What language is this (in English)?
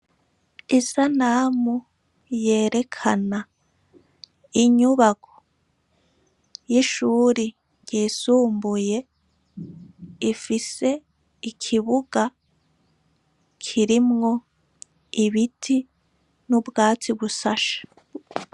Rundi